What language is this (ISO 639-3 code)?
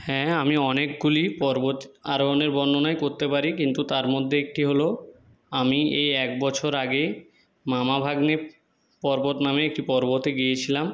ben